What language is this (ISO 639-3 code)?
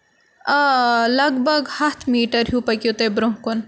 kas